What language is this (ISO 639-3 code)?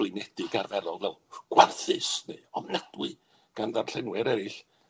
cym